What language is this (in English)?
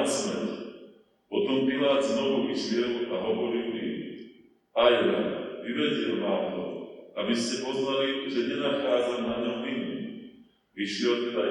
Slovak